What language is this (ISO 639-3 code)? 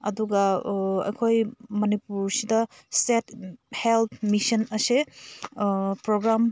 mni